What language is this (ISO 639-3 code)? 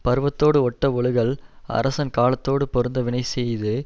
tam